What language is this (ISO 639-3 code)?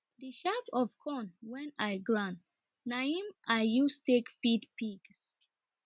pcm